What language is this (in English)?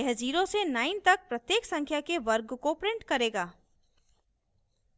Hindi